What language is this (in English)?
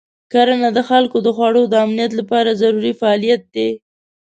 Pashto